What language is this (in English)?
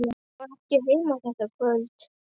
Icelandic